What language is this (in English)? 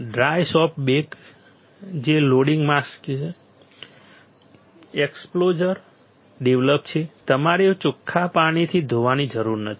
Gujarati